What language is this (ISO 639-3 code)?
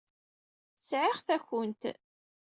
kab